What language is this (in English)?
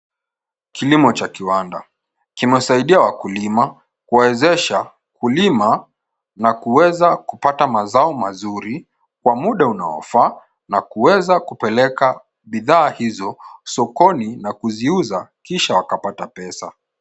Swahili